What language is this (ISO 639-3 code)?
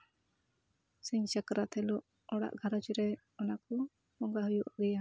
sat